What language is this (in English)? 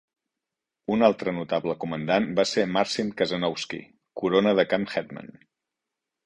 Catalan